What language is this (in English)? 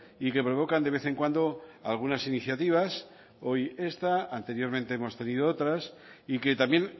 Spanish